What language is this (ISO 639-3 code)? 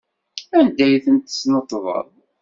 kab